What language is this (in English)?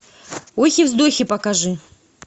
Russian